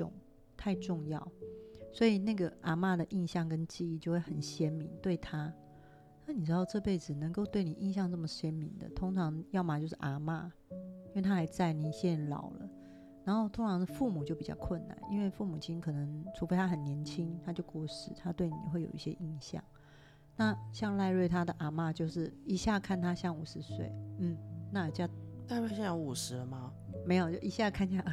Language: Chinese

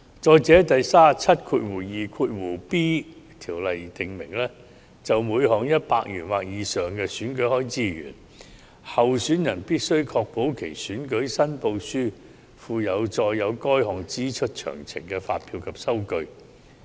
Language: Cantonese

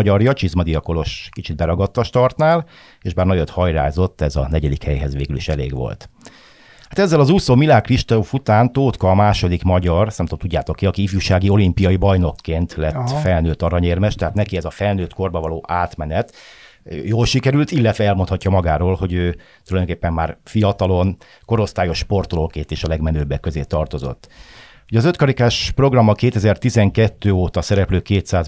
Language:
Hungarian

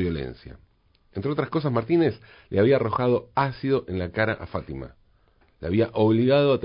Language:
Spanish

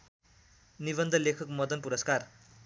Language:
Nepali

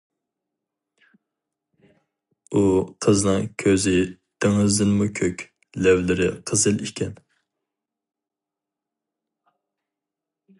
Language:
Uyghur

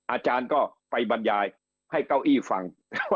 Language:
Thai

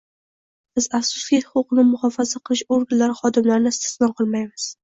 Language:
Uzbek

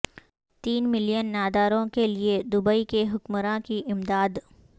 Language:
Urdu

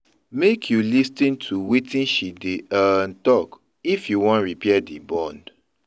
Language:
Nigerian Pidgin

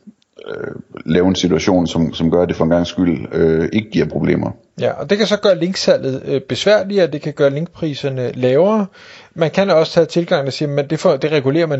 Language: Danish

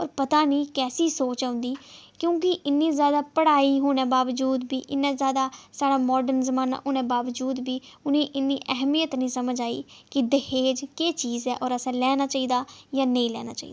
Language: Dogri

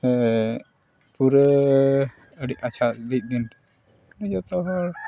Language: Santali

